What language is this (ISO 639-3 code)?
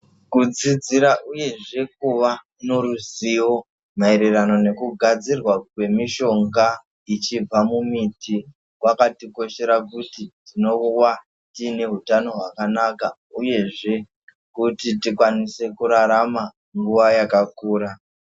ndc